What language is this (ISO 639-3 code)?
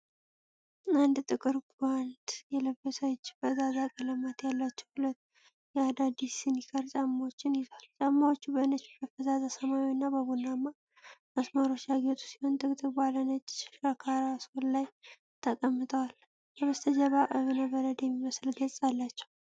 amh